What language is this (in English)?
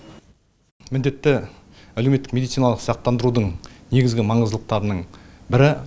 Kazakh